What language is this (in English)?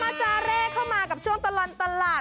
Thai